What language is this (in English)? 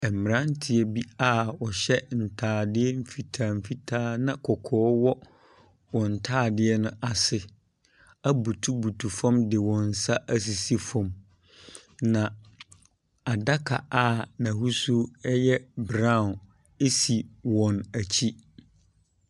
Akan